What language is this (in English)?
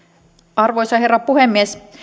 Finnish